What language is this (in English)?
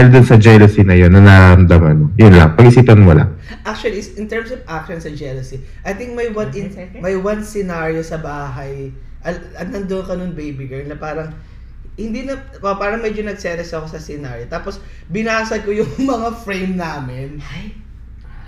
Filipino